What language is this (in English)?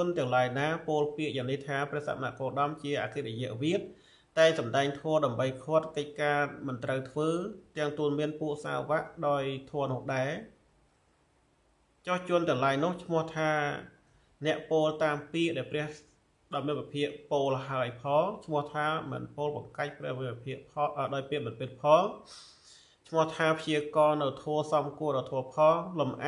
Thai